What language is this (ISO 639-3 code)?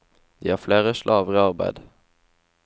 nor